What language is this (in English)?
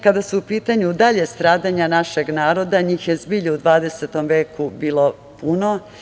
Serbian